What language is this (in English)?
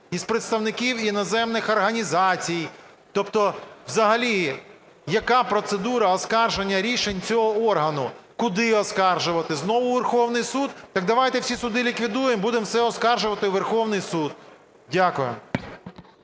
Ukrainian